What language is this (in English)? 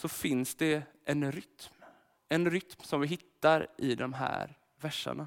Swedish